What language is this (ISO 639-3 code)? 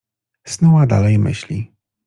pol